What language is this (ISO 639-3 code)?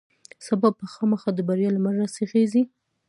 pus